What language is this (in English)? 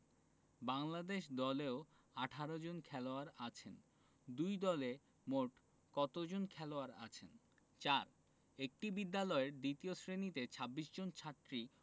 Bangla